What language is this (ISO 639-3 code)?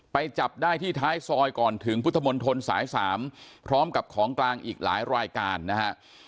tha